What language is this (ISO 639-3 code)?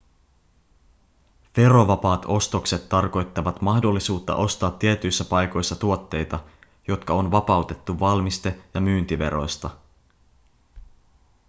fin